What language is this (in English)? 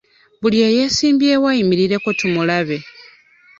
Ganda